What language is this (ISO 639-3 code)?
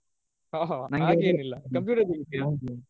kan